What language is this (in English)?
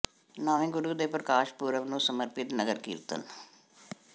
Punjabi